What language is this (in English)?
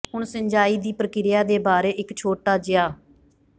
Punjabi